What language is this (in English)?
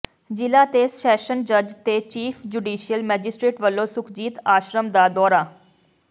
Punjabi